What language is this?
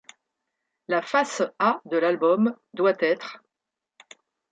French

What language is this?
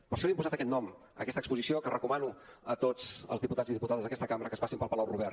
Catalan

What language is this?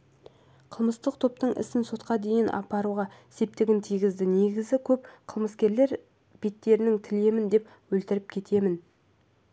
Kazakh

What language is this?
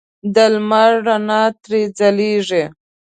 Pashto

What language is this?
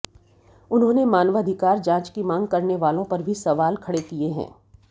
Hindi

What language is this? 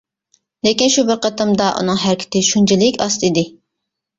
Uyghur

